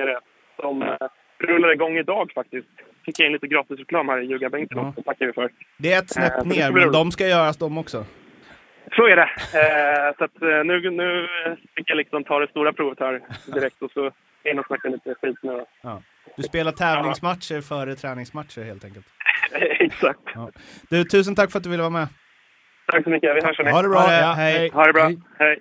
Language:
Swedish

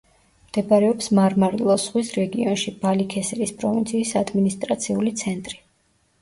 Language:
Georgian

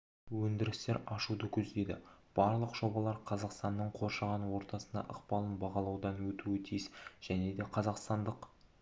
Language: Kazakh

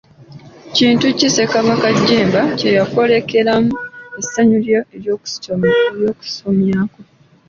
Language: Ganda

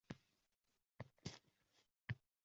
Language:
Uzbek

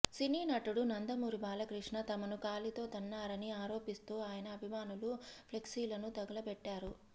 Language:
Telugu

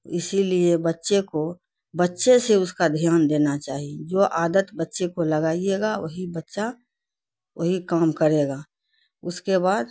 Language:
Urdu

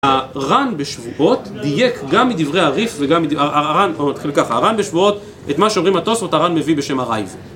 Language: Hebrew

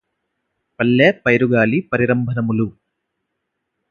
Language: Telugu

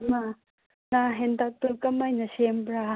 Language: Manipuri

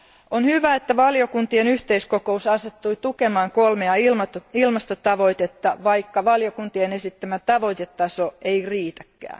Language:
Finnish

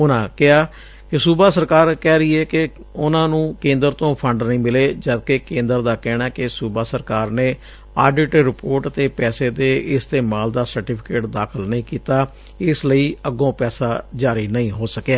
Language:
Punjabi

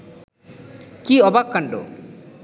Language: Bangla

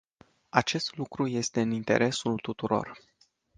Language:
Romanian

